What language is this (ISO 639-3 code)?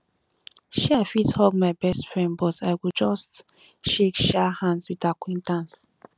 pcm